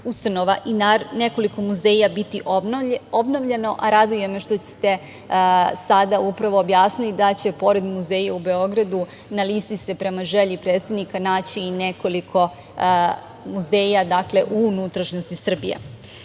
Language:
Serbian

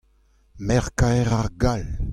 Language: Breton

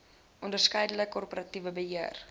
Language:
Afrikaans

